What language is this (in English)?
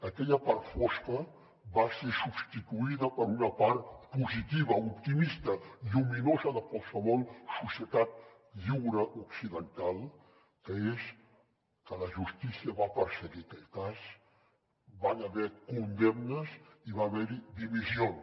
Catalan